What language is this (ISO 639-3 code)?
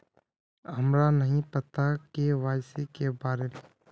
mag